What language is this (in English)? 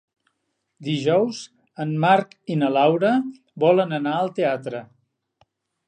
Catalan